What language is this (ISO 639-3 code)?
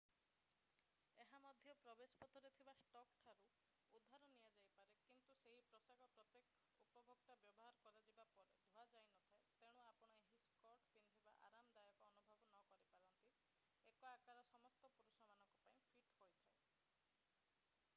ori